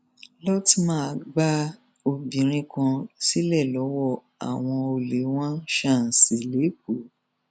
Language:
Yoruba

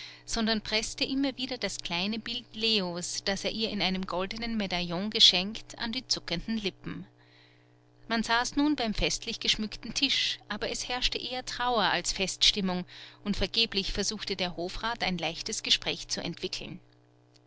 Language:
German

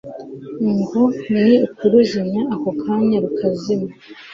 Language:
Kinyarwanda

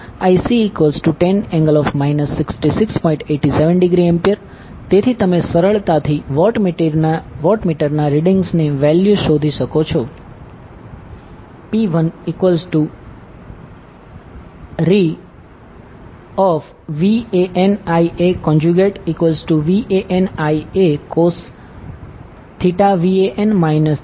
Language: Gujarati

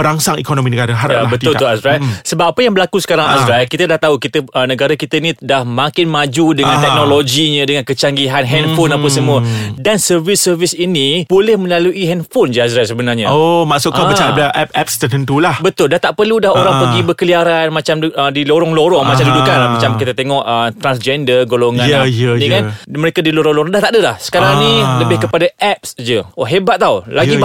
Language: Malay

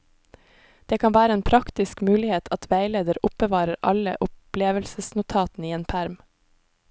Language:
Norwegian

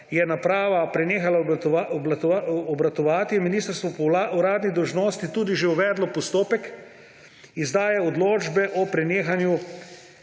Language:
Slovenian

